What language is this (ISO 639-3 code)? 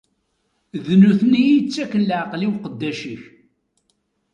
kab